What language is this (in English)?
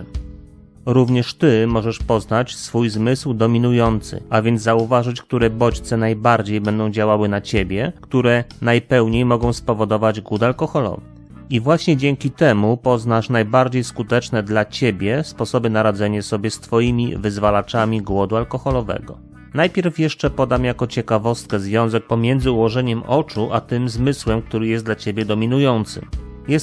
Polish